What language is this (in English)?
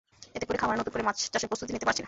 Bangla